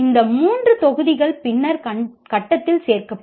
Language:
Tamil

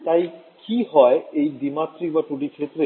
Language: Bangla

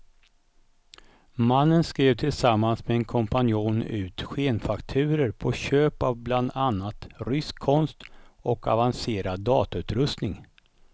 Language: Swedish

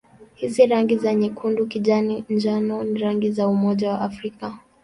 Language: Swahili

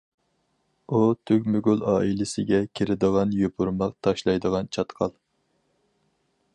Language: Uyghur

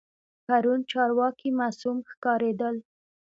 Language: Pashto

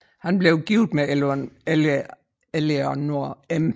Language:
Danish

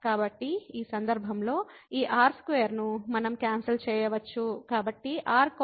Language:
Telugu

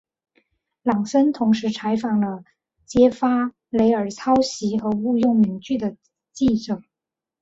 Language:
Chinese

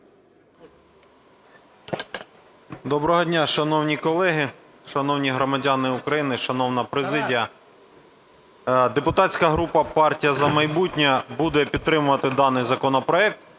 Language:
Ukrainian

